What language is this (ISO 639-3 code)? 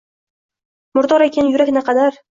uzb